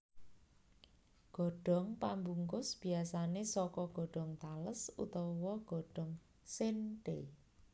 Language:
Javanese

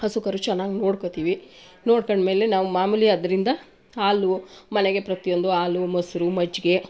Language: Kannada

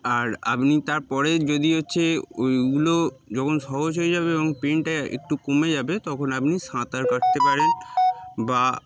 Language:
Bangla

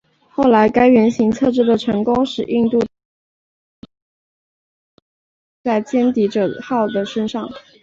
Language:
Chinese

